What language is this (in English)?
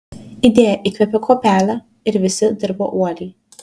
Lithuanian